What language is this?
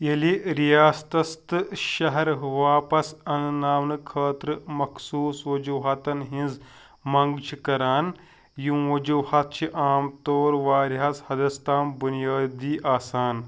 Kashmiri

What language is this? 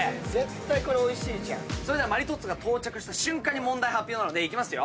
Japanese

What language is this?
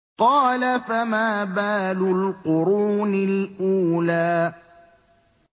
Arabic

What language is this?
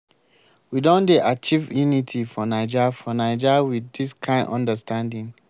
Nigerian Pidgin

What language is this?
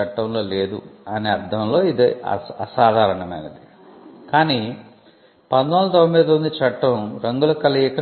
Telugu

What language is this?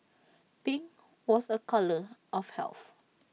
English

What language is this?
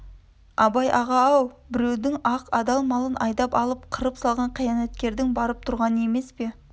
Kazakh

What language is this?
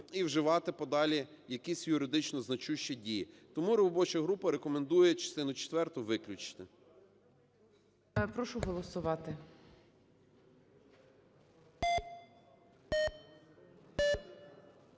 Ukrainian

